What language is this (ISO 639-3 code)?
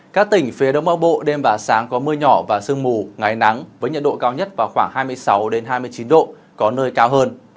vie